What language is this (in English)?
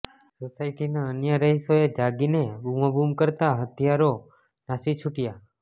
Gujarati